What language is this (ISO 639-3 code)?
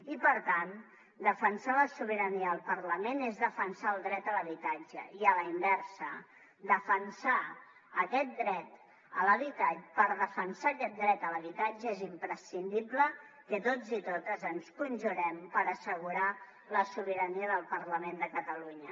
cat